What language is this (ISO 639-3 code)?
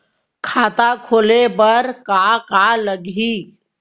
hne